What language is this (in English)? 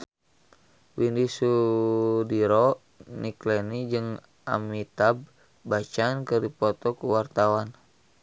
Sundanese